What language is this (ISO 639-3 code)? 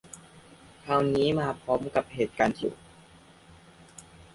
tha